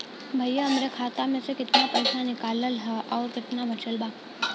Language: Bhojpuri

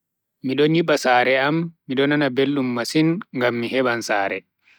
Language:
Bagirmi Fulfulde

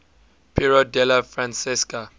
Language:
English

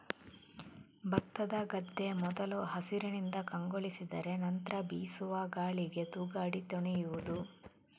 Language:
Kannada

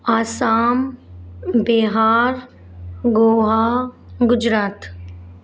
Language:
Sindhi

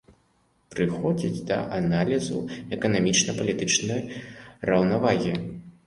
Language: Belarusian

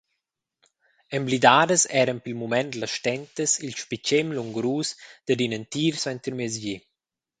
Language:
Romansh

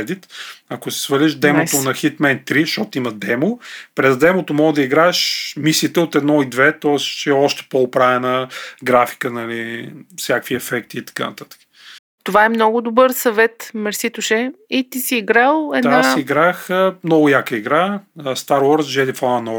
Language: Bulgarian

